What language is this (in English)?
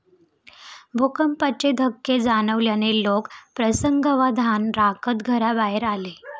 Marathi